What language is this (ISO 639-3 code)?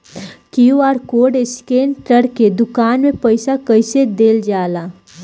bho